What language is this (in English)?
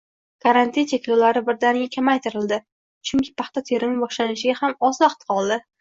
Uzbek